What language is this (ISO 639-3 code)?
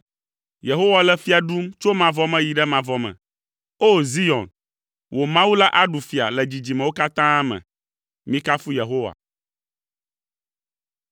ewe